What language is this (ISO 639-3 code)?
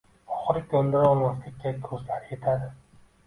uzb